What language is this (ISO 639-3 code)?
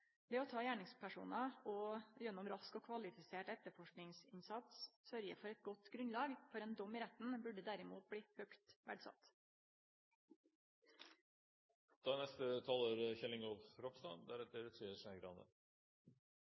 nno